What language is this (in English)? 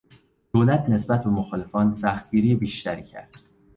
Persian